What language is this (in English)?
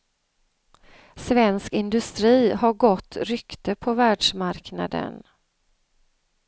Swedish